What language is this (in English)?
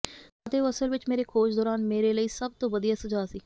Punjabi